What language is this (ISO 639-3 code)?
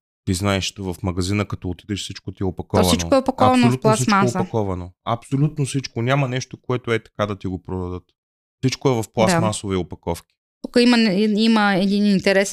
bul